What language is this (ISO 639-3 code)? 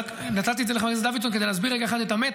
heb